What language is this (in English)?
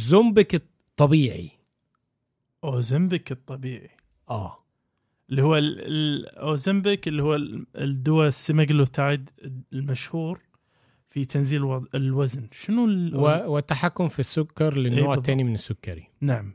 Arabic